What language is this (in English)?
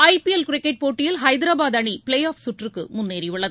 Tamil